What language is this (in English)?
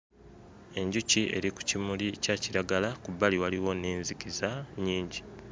Ganda